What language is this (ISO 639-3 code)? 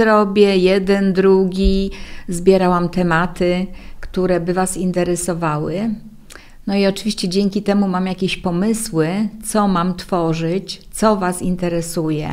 pol